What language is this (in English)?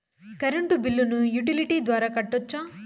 Telugu